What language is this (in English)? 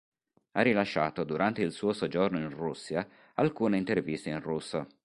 Italian